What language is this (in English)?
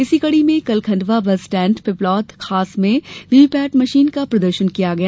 Hindi